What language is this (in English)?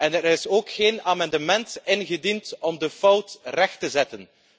Dutch